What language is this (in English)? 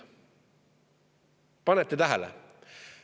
Estonian